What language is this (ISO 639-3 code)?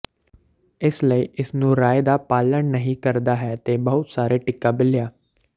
pan